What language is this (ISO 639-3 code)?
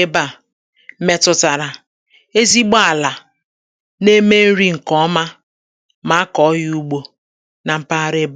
ibo